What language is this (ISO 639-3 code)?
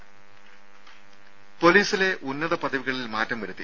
mal